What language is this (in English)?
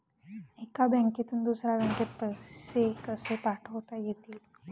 Marathi